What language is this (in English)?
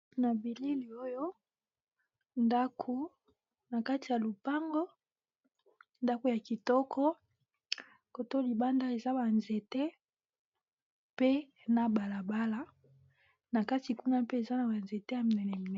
Lingala